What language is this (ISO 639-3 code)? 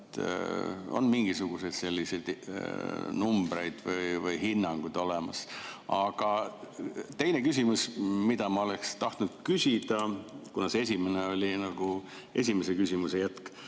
est